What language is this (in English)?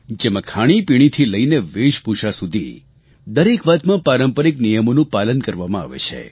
Gujarati